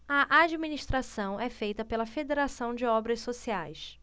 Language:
Portuguese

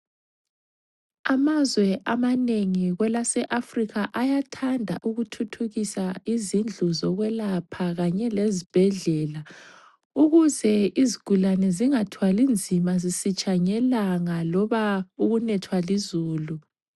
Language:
North Ndebele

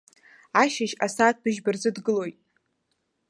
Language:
Abkhazian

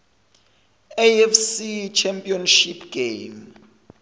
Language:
Zulu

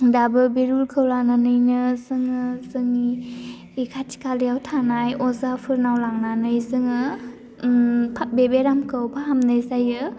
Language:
Bodo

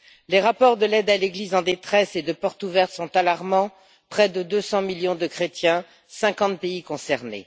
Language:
French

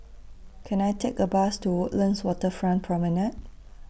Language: English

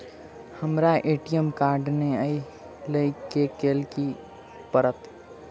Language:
Maithili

